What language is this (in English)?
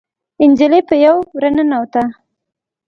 Pashto